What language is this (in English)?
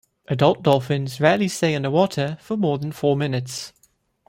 English